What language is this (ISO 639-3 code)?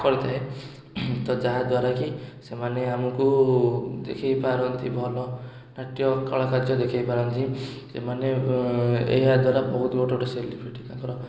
ori